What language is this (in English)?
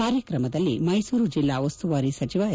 Kannada